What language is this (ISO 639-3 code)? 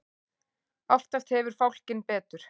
isl